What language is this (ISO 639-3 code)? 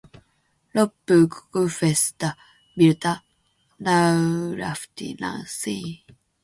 fin